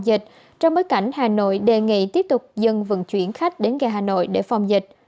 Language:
Vietnamese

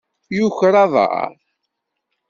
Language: Kabyle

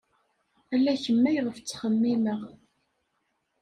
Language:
Kabyle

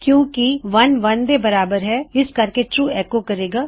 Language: Punjabi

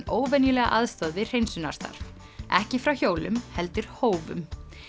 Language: Icelandic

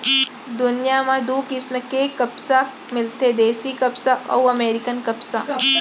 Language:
Chhattisgarhi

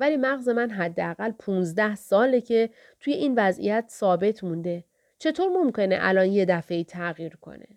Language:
Persian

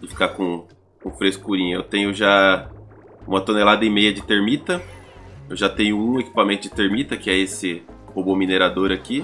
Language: Portuguese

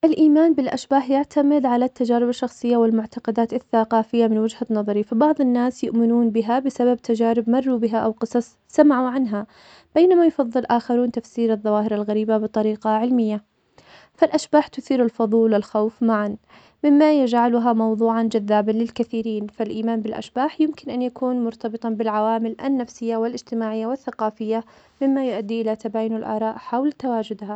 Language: Omani Arabic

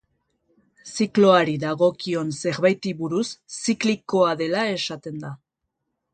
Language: Basque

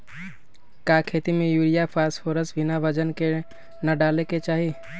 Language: Magahi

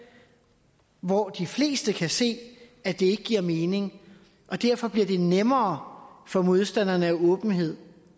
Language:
Danish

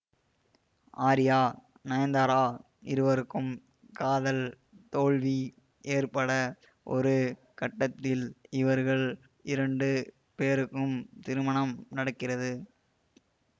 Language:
Tamil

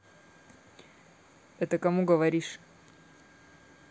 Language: Russian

